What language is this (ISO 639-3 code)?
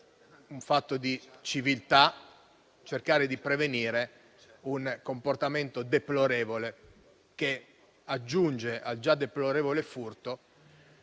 ita